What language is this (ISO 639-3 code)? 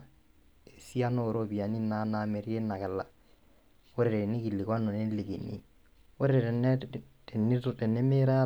mas